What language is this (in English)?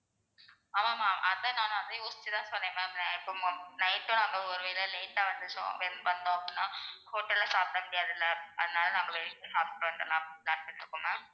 Tamil